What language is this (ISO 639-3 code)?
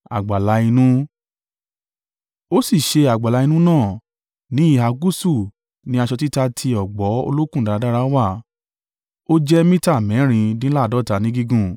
yor